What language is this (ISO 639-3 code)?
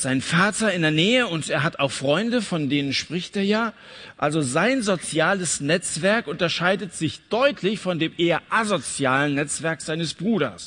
deu